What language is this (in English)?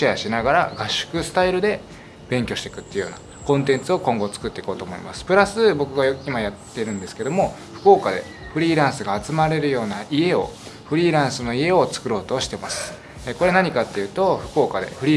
Japanese